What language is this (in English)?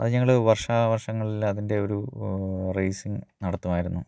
Malayalam